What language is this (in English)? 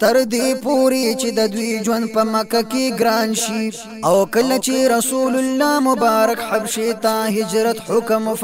Arabic